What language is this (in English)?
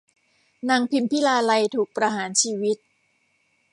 Thai